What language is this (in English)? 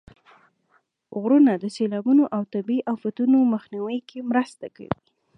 Pashto